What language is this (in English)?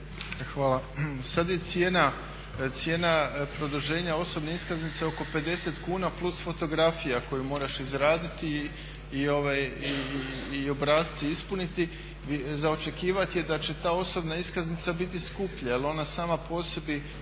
Croatian